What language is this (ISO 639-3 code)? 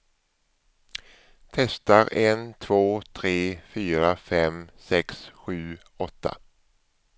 swe